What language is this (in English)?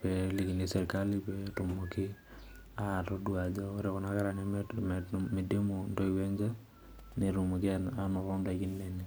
Masai